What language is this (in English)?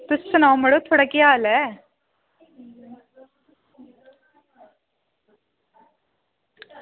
Dogri